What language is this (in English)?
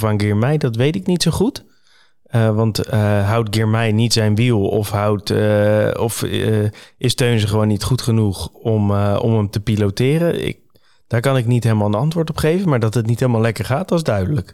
Dutch